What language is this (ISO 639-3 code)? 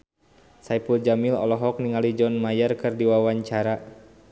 sun